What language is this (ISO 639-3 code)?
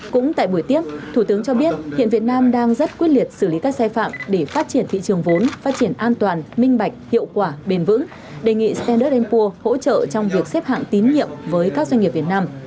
vie